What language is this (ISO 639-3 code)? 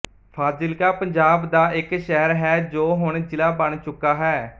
pan